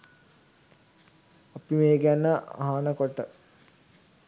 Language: Sinhala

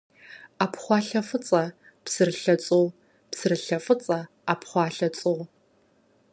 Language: Kabardian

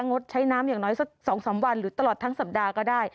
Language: Thai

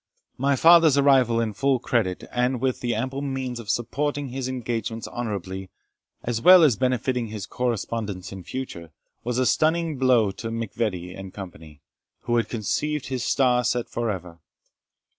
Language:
English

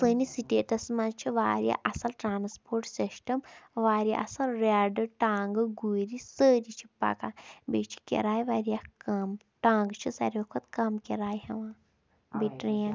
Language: Kashmiri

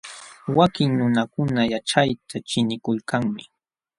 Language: Jauja Wanca Quechua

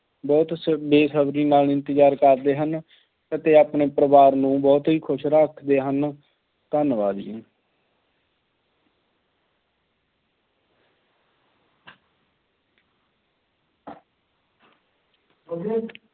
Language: Punjabi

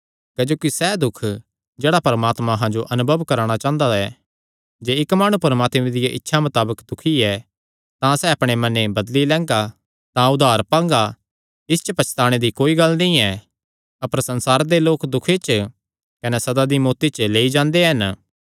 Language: Kangri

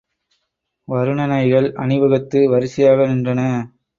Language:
Tamil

